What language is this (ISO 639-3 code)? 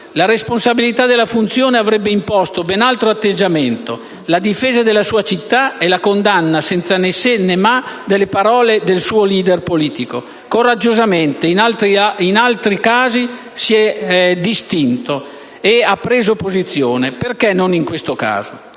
ita